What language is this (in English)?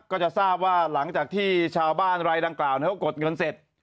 Thai